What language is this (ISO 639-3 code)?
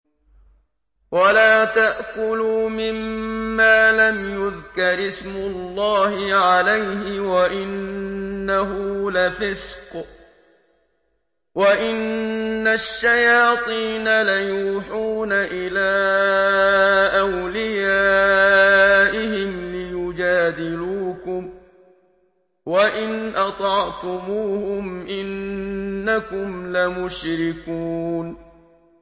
ara